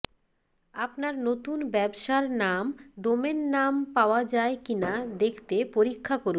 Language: Bangla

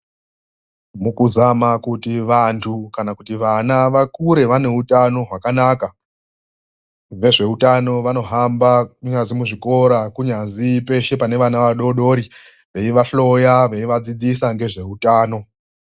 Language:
Ndau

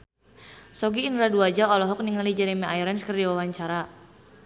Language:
Sundanese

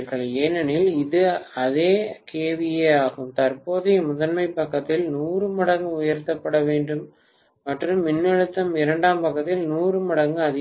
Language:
Tamil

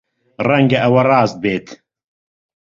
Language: Central Kurdish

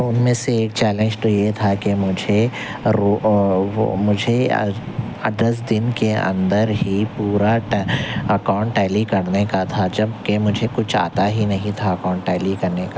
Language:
Urdu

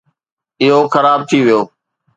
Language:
Sindhi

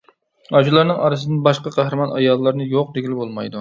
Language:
Uyghur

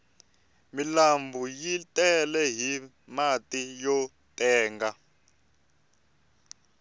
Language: Tsonga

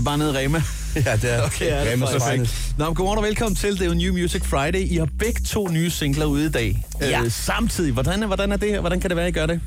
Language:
Danish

